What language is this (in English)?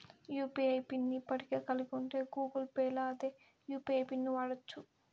Telugu